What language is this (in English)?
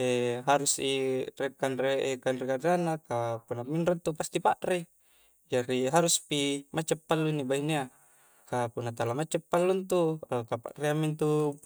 Coastal Konjo